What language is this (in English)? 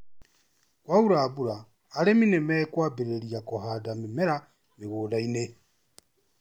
Kikuyu